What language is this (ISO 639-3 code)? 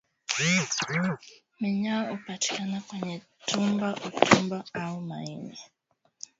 swa